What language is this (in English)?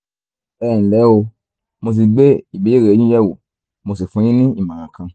Yoruba